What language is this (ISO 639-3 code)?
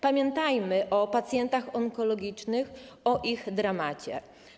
pol